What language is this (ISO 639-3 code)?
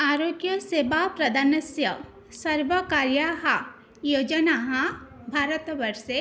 san